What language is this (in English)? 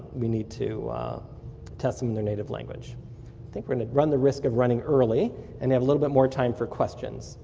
English